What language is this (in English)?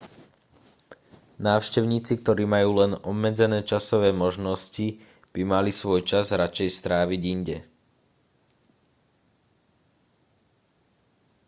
Slovak